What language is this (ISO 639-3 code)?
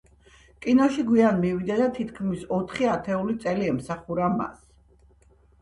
kat